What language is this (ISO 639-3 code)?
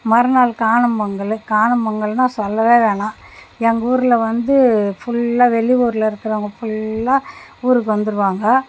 tam